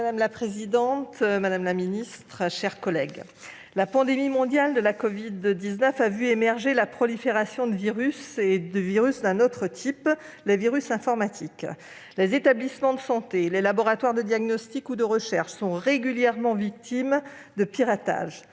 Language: French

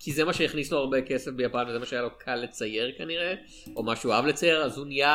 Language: Hebrew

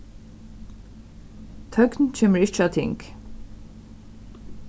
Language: Faroese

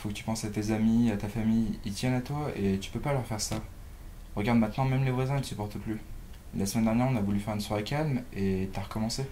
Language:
French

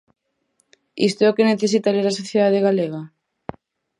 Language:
Galician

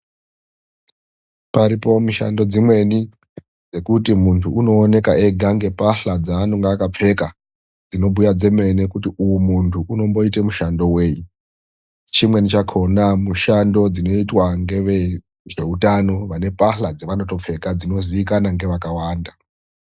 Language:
Ndau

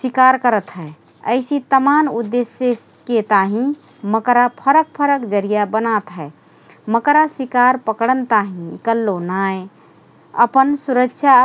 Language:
Rana Tharu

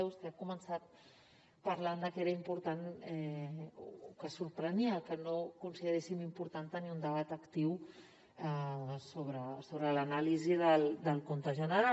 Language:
Catalan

